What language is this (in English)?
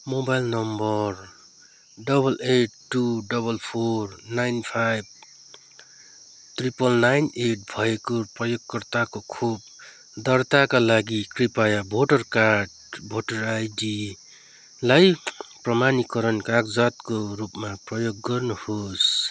Nepali